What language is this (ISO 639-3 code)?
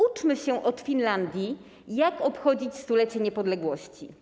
pol